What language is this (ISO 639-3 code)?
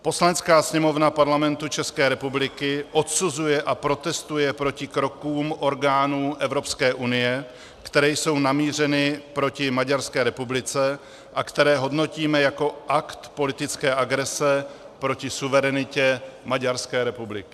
ces